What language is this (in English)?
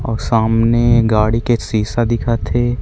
Chhattisgarhi